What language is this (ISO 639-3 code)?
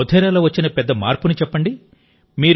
tel